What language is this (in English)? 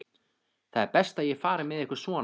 Icelandic